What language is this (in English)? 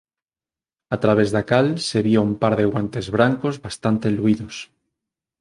Galician